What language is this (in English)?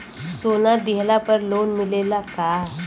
Bhojpuri